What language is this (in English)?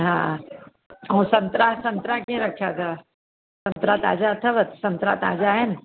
Sindhi